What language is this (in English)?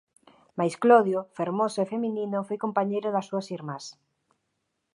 Galician